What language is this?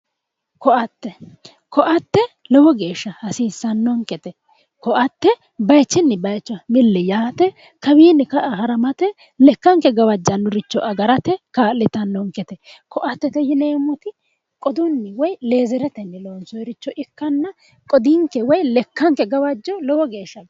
Sidamo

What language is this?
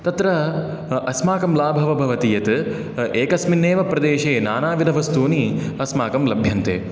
Sanskrit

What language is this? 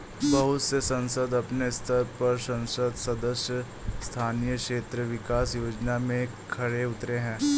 Hindi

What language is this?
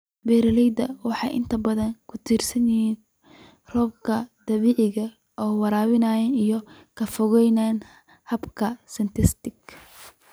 Somali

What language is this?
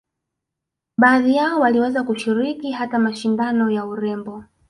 Swahili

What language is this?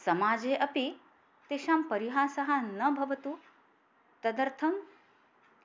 Sanskrit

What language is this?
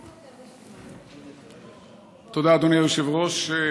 Hebrew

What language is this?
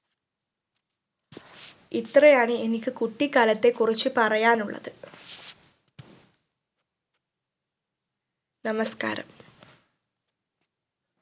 Malayalam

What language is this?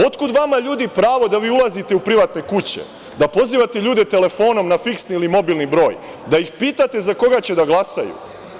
Serbian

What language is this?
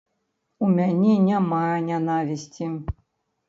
Belarusian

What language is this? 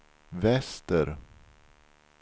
Swedish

